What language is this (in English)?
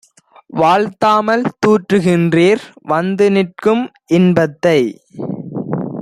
Tamil